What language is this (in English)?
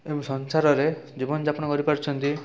Odia